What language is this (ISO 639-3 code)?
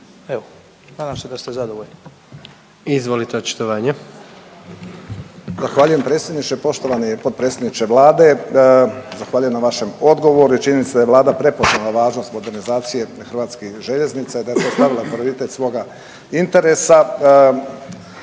hrv